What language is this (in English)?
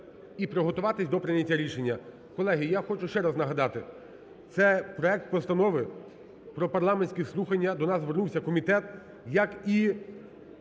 Ukrainian